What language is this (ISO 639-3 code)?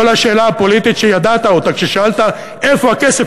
heb